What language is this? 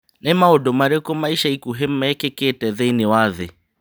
Kikuyu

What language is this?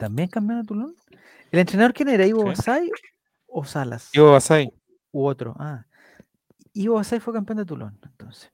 Spanish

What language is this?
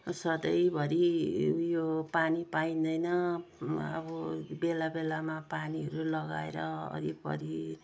Nepali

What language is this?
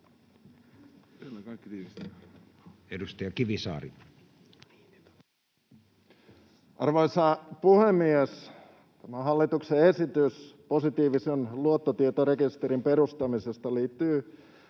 Finnish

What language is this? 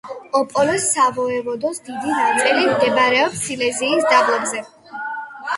Georgian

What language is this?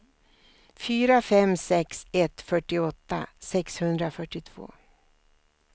Swedish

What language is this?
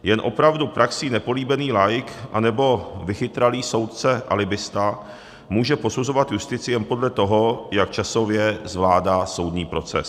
Czech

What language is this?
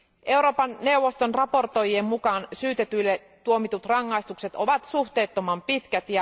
Finnish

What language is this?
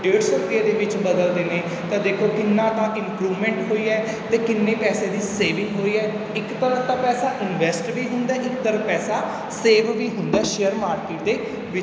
Punjabi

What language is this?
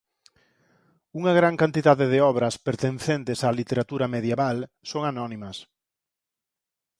Galician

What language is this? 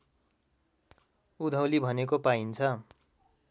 Nepali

